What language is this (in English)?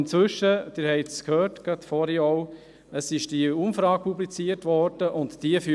Swiss German